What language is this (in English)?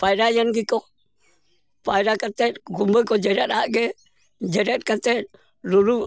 Santali